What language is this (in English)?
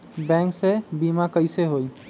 Magahi